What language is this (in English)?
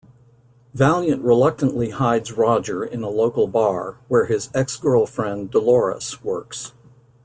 English